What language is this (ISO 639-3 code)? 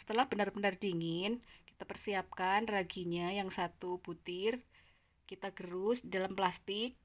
ind